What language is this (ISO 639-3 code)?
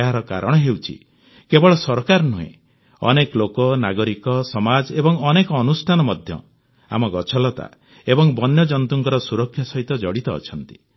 ori